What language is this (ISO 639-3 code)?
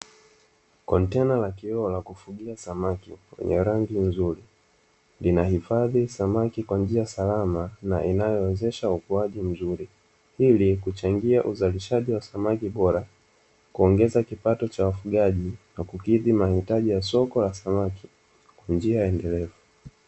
swa